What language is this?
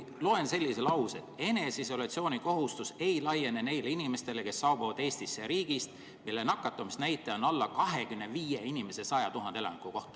Estonian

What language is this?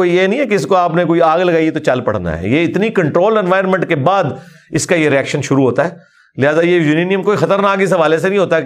Urdu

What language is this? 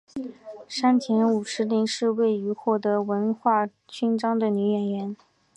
Chinese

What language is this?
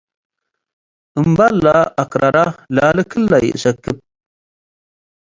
Tigre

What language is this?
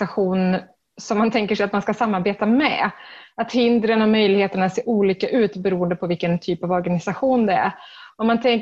Swedish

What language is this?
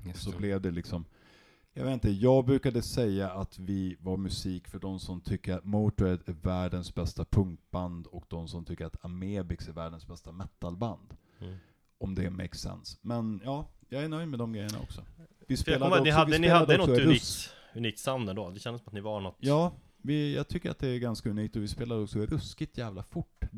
Swedish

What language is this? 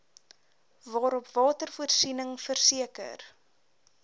Afrikaans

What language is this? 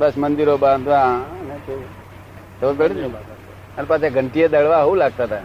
Gujarati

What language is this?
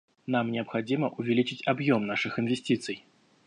Russian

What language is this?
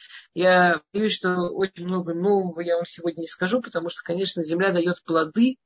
Russian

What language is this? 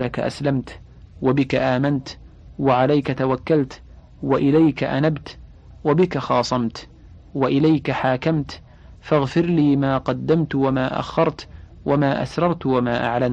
Arabic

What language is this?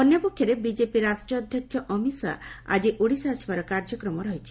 Odia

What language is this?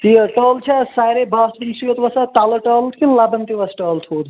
Kashmiri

